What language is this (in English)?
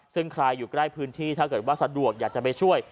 Thai